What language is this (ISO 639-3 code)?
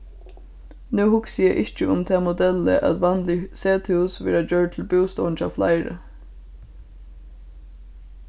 fao